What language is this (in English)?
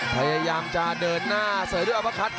Thai